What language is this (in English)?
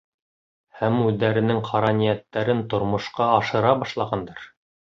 Bashkir